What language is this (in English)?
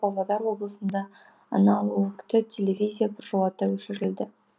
Kazakh